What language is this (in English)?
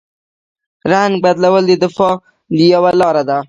Pashto